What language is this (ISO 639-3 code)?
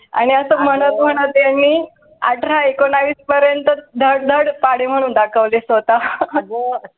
mar